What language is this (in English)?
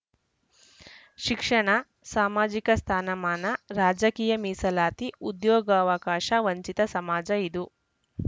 Kannada